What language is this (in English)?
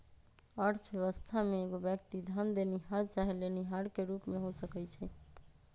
Magahi